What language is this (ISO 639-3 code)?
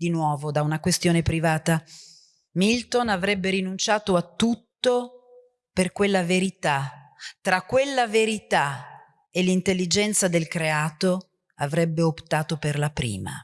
ita